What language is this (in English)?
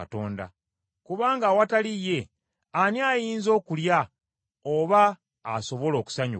Ganda